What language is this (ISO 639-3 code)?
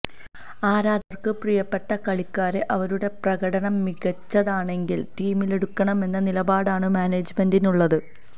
mal